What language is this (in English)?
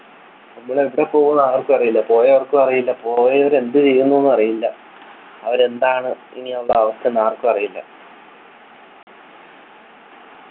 Malayalam